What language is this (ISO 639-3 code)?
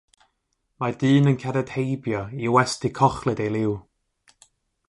cym